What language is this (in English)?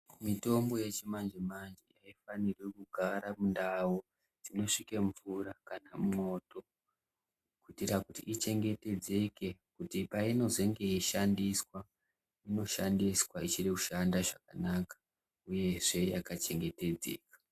Ndau